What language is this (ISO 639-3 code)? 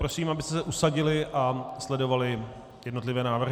ces